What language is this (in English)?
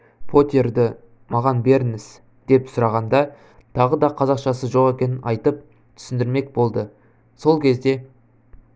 Kazakh